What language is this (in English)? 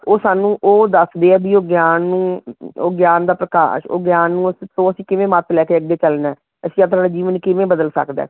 Punjabi